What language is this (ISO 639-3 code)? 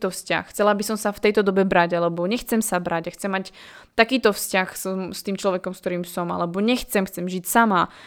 slk